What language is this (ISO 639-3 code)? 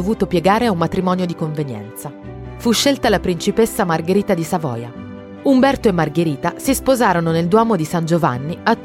ita